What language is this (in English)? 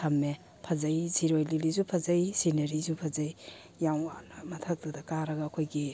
Manipuri